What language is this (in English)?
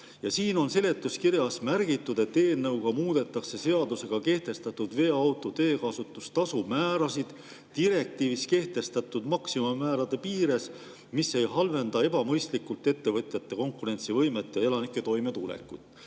Estonian